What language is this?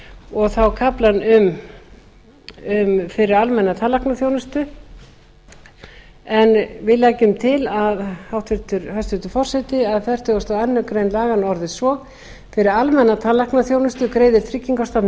Icelandic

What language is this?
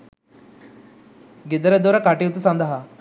Sinhala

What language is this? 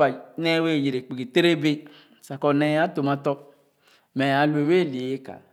Khana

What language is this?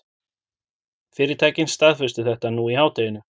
Icelandic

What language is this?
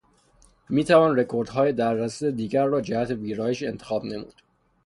Persian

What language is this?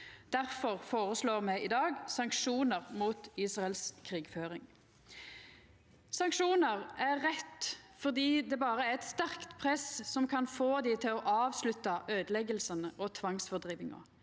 Norwegian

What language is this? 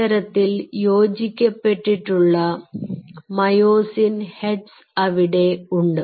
Malayalam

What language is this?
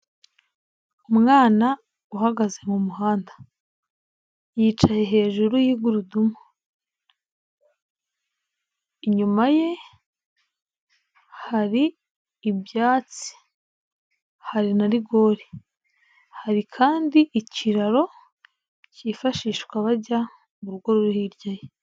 Kinyarwanda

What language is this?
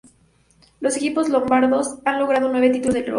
Spanish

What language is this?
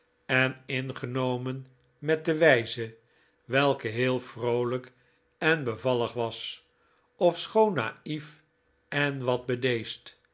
Dutch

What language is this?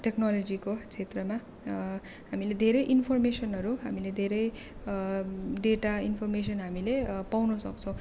Nepali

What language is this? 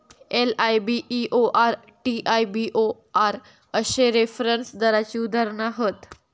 Marathi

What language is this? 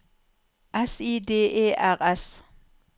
Norwegian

